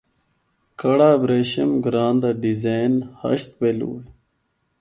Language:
Northern Hindko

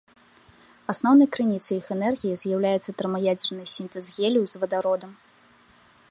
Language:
Belarusian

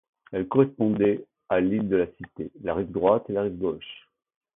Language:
French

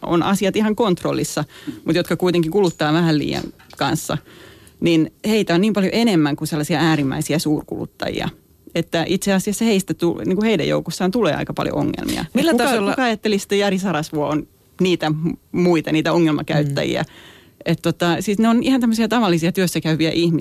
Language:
Finnish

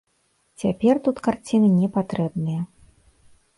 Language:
Belarusian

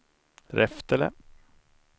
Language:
Swedish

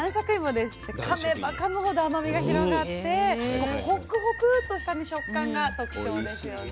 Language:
Japanese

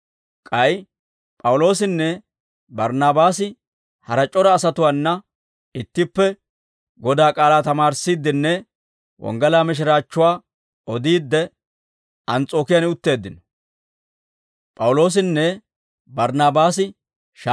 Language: Dawro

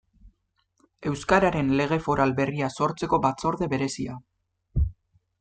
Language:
Basque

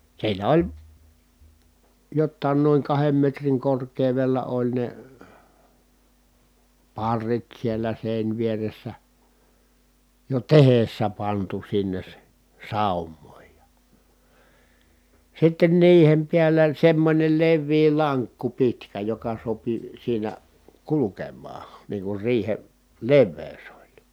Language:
Finnish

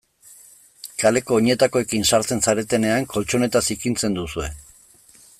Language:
Basque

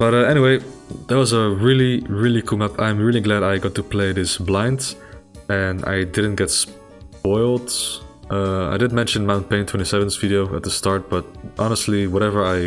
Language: English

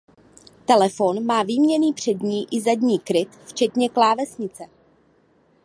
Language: Czech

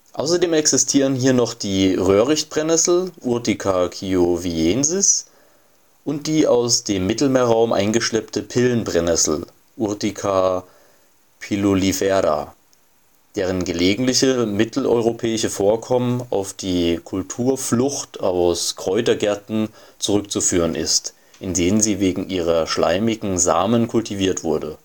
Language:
German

